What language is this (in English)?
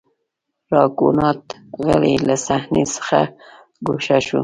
Pashto